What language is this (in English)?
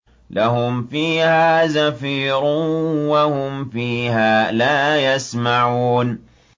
Arabic